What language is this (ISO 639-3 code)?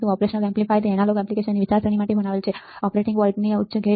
guj